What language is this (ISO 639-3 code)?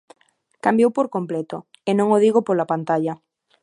glg